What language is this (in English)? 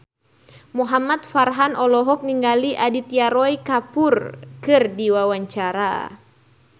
Sundanese